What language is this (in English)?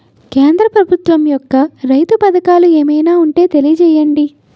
Telugu